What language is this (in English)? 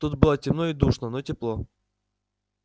Russian